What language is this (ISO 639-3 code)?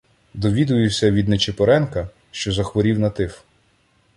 ukr